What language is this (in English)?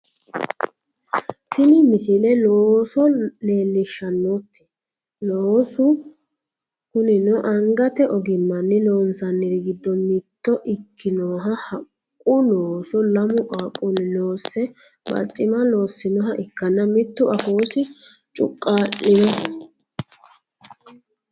Sidamo